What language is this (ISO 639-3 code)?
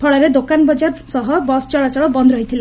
ori